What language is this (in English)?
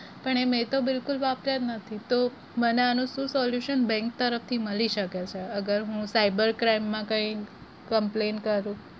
Gujarati